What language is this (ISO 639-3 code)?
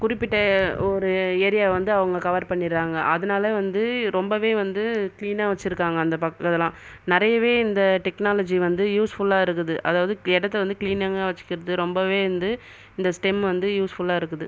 tam